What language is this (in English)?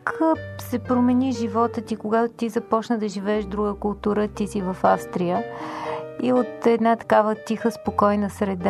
Bulgarian